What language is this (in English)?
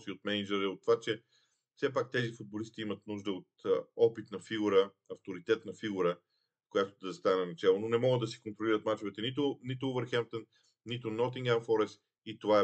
Bulgarian